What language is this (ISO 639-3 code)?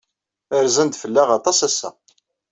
kab